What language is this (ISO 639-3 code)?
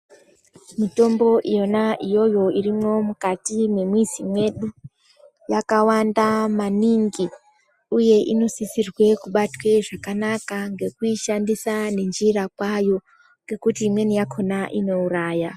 ndc